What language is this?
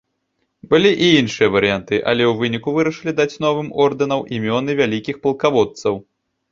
Belarusian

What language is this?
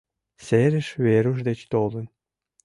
Mari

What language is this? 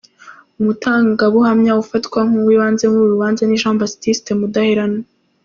Kinyarwanda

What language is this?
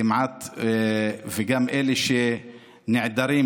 Hebrew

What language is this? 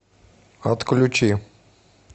Russian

